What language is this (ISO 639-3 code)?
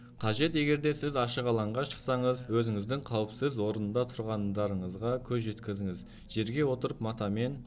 kaz